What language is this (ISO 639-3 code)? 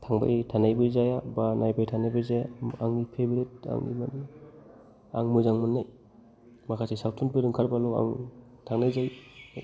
brx